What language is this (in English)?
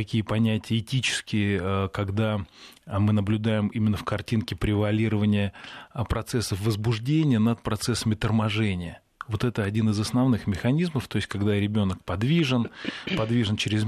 Russian